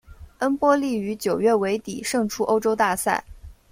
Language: Chinese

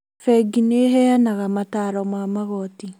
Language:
Kikuyu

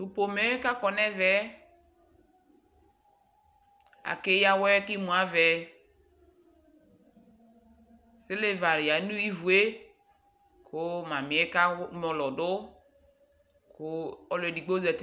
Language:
Ikposo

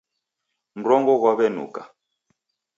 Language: Taita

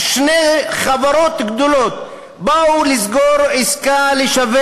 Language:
Hebrew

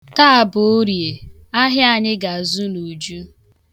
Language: Igbo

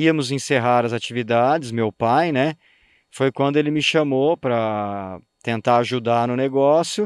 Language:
Portuguese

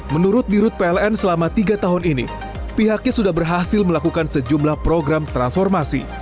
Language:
Indonesian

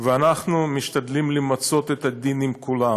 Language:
Hebrew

